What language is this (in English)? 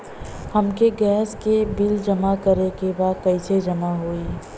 Bhojpuri